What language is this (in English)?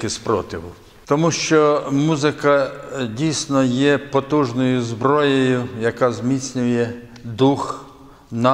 Ukrainian